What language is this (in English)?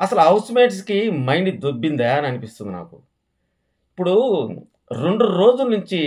Telugu